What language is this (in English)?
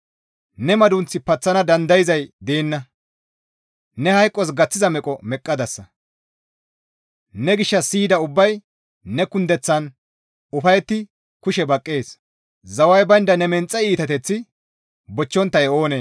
Gamo